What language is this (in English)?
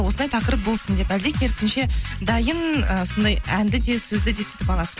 Kazakh